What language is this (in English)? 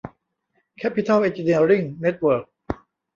Thai